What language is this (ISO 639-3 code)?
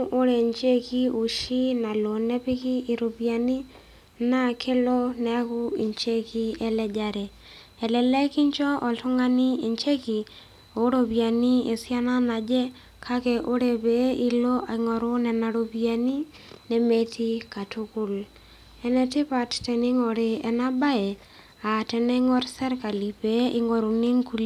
mas